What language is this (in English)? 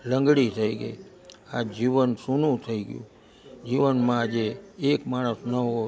Gujarati